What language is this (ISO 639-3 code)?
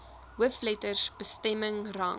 afr